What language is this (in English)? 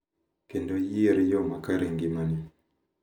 Luo (Kenya and Tanzania)